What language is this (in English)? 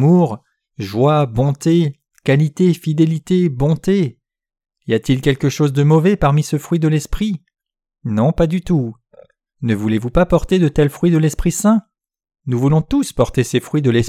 French